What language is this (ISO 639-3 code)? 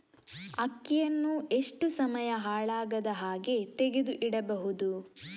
kan